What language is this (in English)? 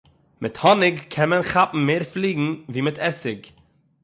Yiddish